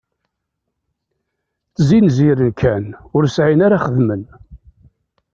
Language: Kabyle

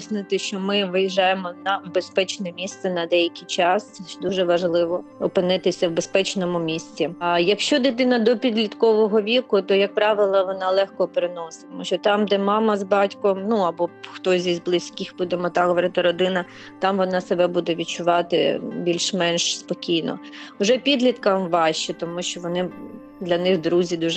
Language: Ukrainian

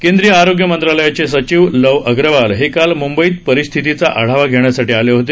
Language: Marathi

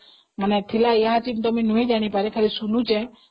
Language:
Odia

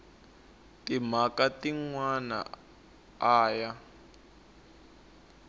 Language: Tsonga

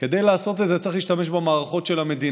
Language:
Hebrew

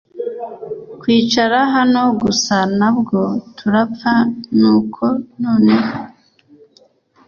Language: Kinyarwanda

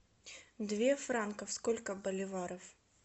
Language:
Russian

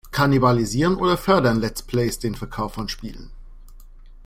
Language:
German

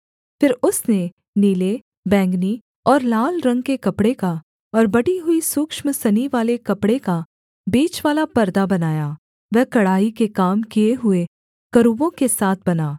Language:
Hindi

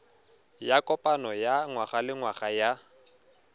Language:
Tswana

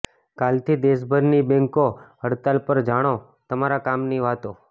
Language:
Gujarati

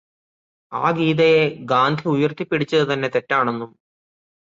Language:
Malayalam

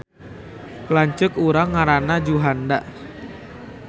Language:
Sundanese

